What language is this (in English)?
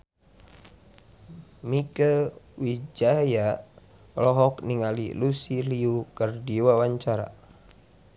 Sundanese